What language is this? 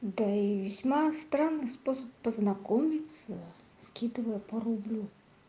Russian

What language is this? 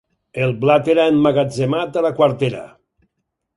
Catalan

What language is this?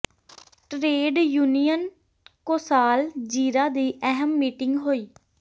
Punjabi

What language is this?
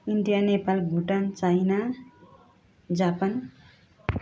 Nepali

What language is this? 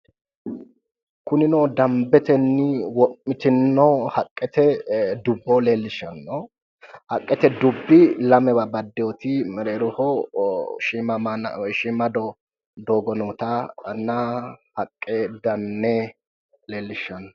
Sidamo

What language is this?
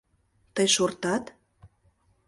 Mari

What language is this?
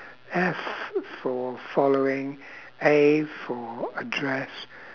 English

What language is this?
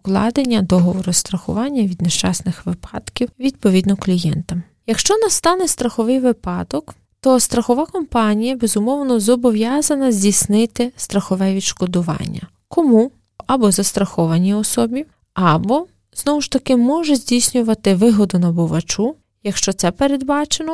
Ukrainian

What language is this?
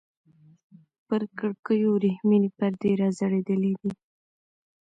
Pashto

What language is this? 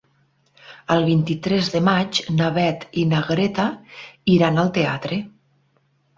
Catalan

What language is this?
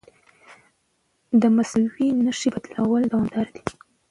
Pashto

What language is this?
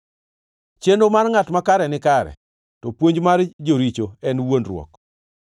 Luo (Kenya and Tanzania)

